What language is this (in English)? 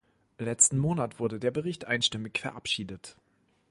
German